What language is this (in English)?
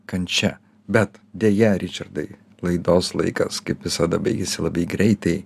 Lithuanian